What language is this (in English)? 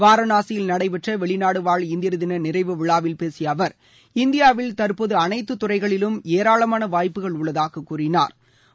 Tamil